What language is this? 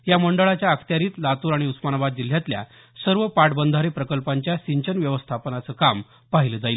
Marathi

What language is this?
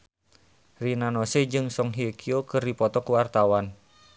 Sundanese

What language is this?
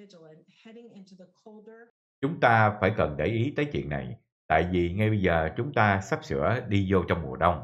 Vietnamese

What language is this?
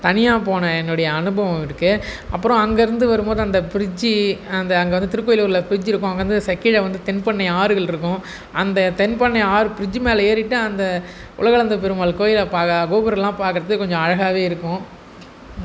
Tamil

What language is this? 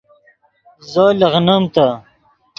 Yidgha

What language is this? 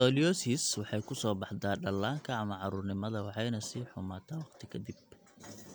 Somali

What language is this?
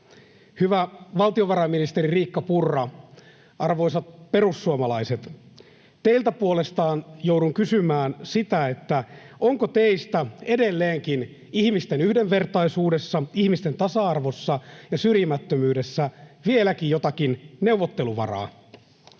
Finnish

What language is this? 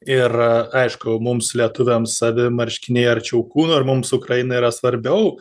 Lithuanian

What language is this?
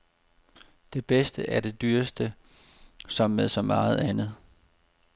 Danish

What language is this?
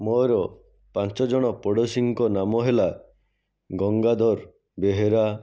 Odia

